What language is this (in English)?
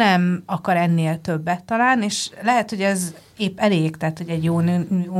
Hungarian